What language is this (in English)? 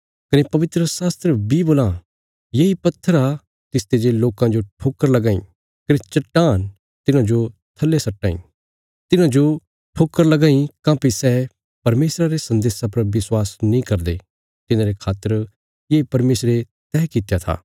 Bilaspuri